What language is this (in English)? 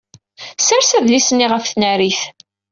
Kabyle